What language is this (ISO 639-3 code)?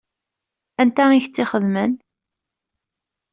kab